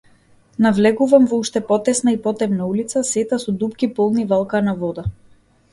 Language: Macedonian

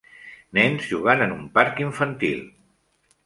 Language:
Catalan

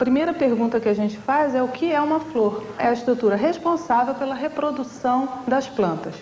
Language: Portuguese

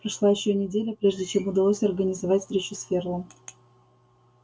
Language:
Russian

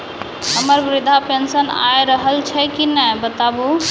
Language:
Maithili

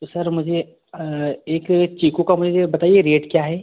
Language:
Hindi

